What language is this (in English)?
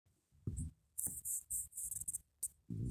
Masai